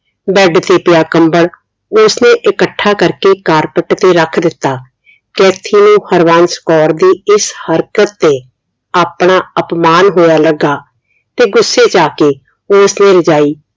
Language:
Punjabi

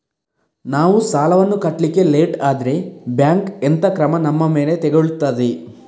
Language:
Kannada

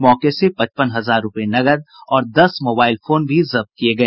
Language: Hindi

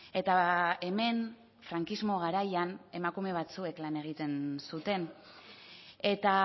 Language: Basque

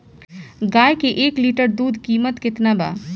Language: Bhojpuri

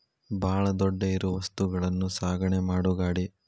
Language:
Kannada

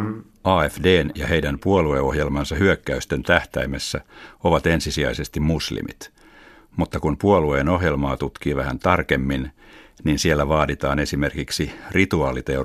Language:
Finnish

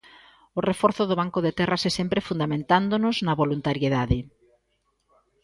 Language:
Galician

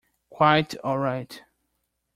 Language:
English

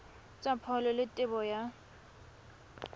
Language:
Tswana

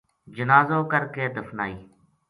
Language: Gujari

